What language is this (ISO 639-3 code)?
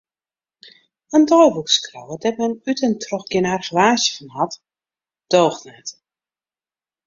fry